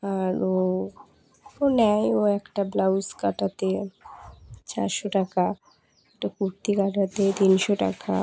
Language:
Bangla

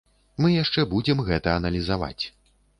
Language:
Belarusian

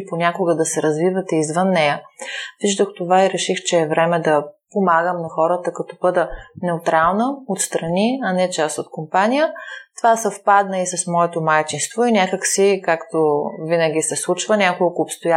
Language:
Bulgarian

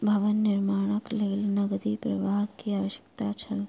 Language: Maithili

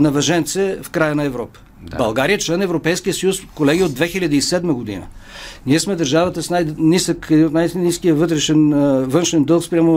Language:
Bulgarian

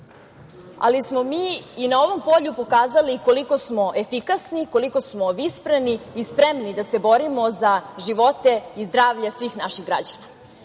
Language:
Serbian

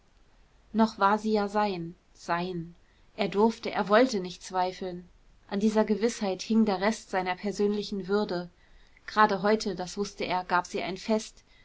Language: German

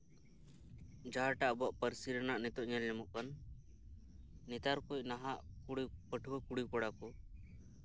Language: Santali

